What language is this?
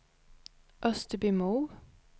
Swedish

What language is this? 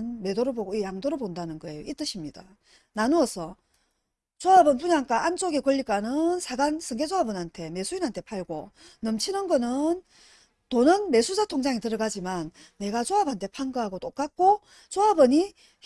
Korean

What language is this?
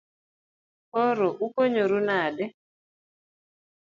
Luo (Kenya and Tanzania)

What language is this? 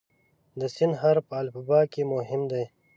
Pashto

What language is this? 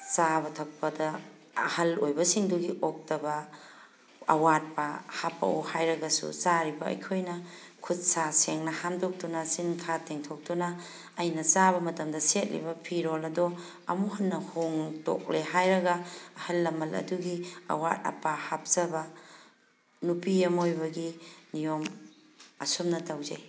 Manipuri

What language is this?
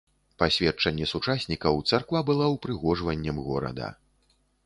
Belarusian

